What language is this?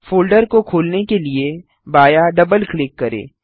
Hindi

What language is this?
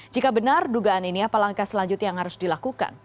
Indonesian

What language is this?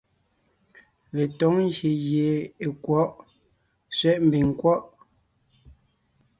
Ngiemboon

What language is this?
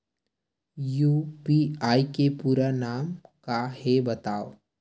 Chhattisgarhi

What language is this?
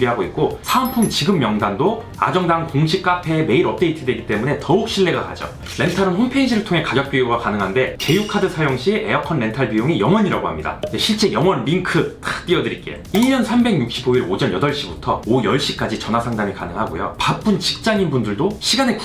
Korean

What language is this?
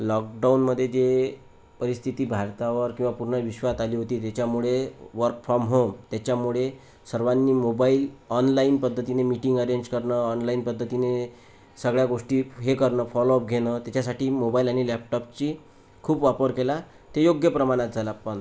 Marathi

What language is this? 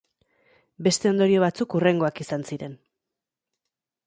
Basque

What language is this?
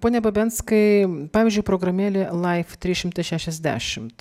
Lithuanian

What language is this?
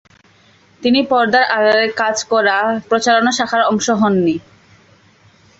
Bangla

